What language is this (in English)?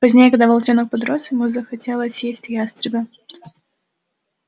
Russian